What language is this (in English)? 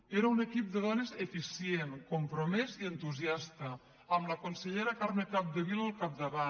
Catalan